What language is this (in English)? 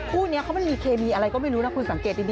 Thai